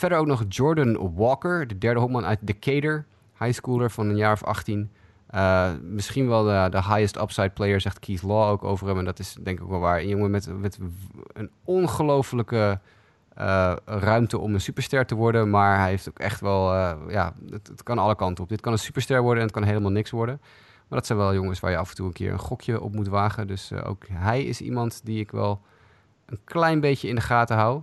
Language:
Dutch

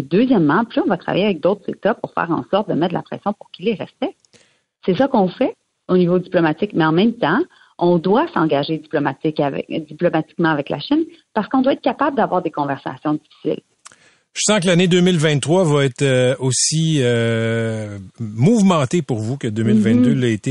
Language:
French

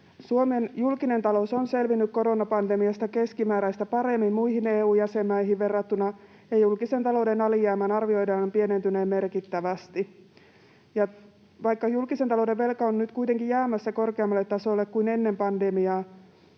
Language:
Finnish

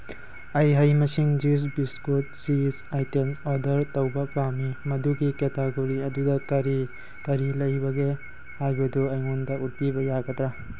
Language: Manipuri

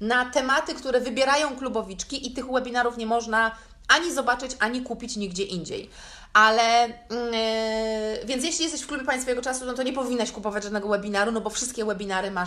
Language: Polish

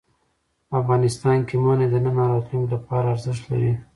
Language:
Pashto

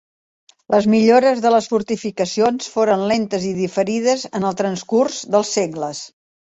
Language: Catalan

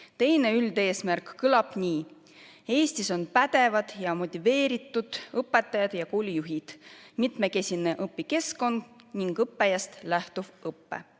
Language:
Estonian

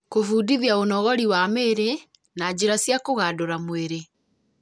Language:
Kikuyu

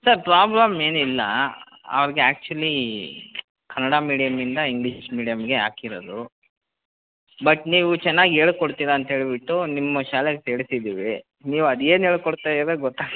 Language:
Kannada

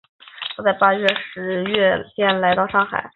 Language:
Chinese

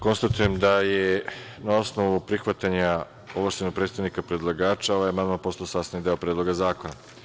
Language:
Serbian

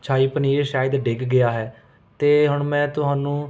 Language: Punjabi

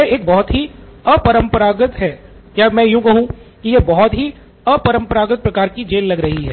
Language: Hindi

